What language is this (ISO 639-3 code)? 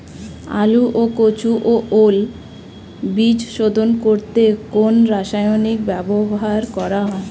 ben